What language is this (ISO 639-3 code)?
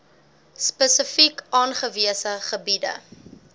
afr